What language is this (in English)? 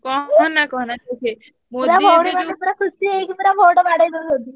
Odia